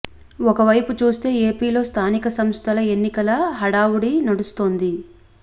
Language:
Telugu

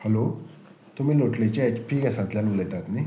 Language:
Konkani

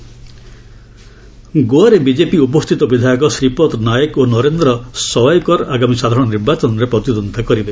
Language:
Odia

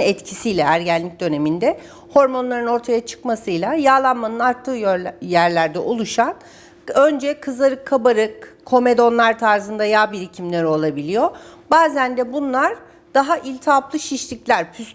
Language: Turkish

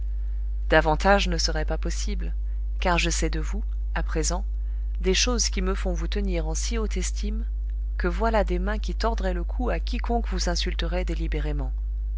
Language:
French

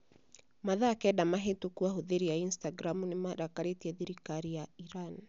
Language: Kikuyu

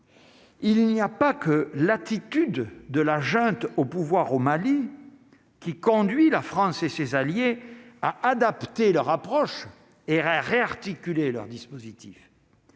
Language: French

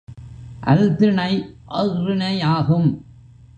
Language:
Tamil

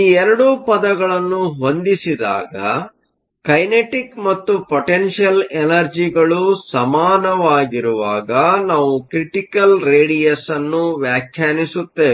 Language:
Kannada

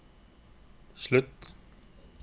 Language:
Norwegian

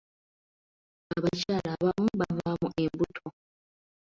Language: Ganda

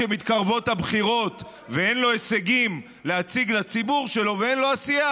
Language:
Hebrew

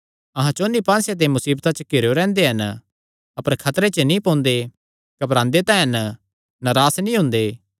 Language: Kangri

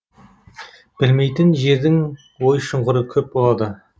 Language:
Kazakh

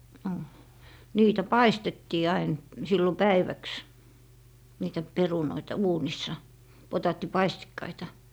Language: Finnish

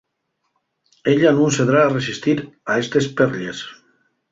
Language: Asturian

